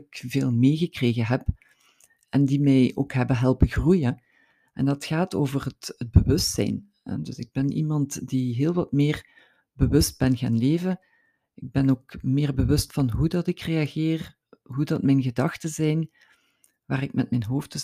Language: Dutch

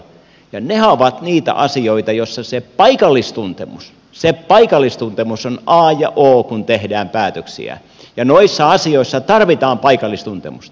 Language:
Finnish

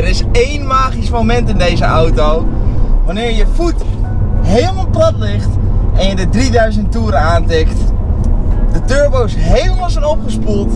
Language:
Dutch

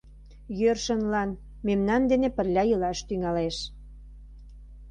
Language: Mari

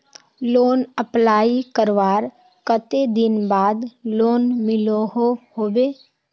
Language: Magahi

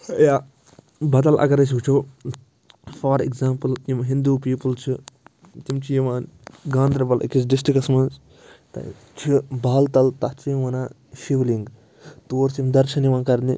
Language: Kashmiri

